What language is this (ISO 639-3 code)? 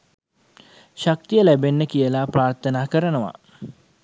sin